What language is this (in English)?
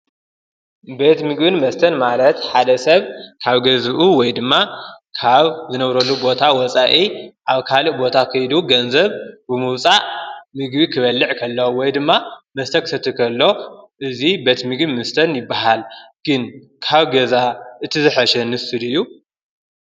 Tigrinya